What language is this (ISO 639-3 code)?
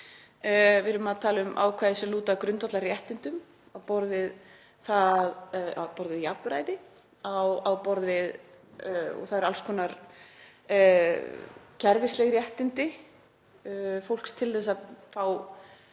isl